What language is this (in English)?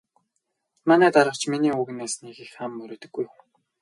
Mongolian